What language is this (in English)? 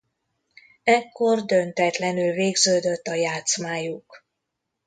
Hungarian